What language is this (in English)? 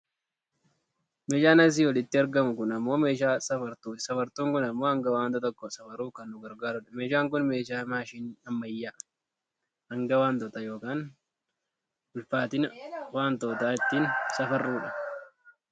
Oromo